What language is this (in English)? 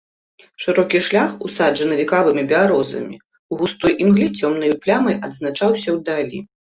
Belarusian